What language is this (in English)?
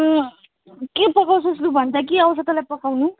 Nepali